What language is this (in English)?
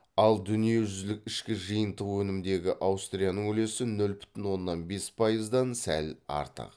Kazakh